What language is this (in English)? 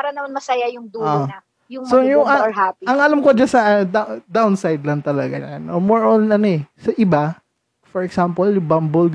Filipino